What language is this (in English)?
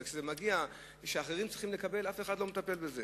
Hebrew